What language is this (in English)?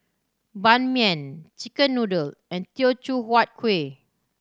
English